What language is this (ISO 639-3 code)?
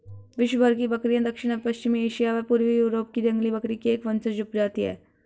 hin